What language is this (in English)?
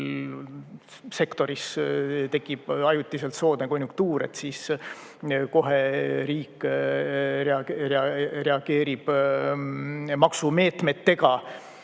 Estonian